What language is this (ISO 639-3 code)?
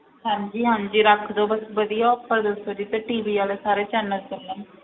pan